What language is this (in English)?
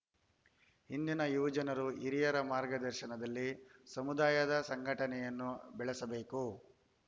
Kannada